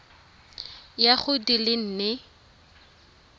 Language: Tswana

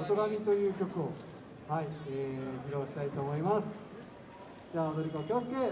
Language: Japanese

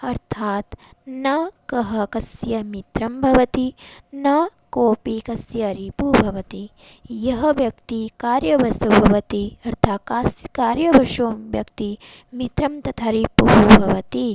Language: Sanskrit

